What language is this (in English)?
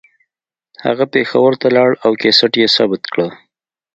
Pashto